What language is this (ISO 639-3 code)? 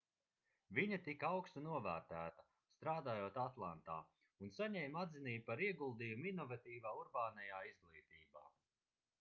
lav